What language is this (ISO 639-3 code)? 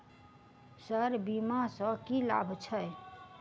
mai